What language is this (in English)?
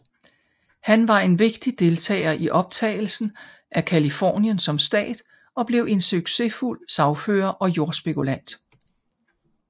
Danish